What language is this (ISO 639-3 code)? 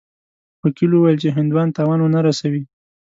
pus